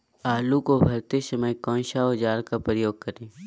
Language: Magahi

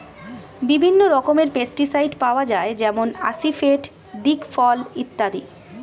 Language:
Bangla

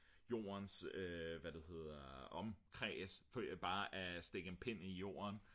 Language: Danish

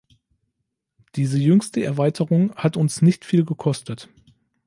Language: German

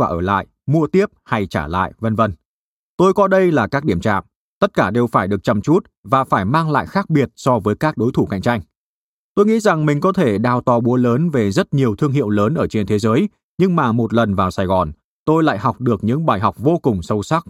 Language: Vietnamese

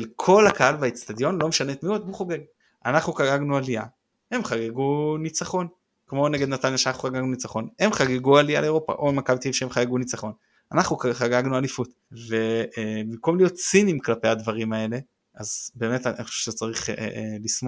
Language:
Hebrew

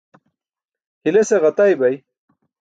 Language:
Burushaski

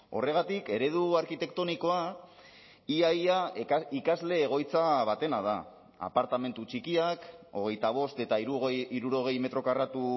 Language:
Basque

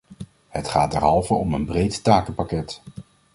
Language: Dutch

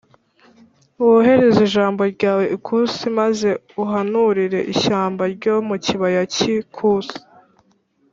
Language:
Kinyarwanda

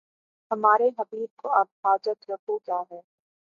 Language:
Urdu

